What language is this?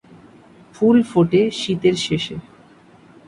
Bangla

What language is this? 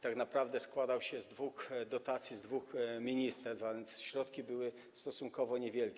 Polish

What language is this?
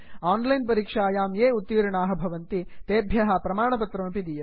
Sanskrit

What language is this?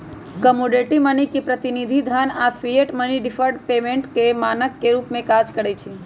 Magahi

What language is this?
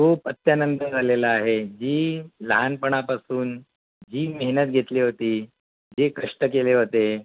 Marathi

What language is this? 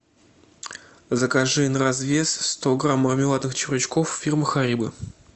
Russian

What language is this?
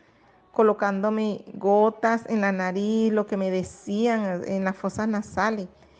Spanish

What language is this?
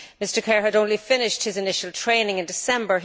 English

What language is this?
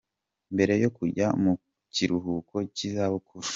Kinyarwanda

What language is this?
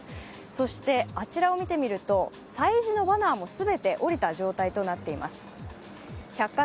Japanese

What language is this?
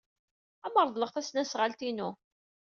Kabyle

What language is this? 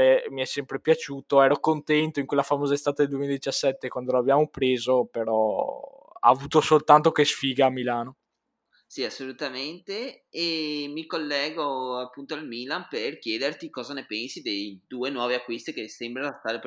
Italian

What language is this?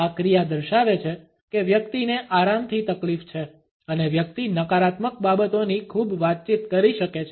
Gujarati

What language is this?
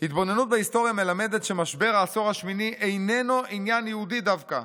Hebrew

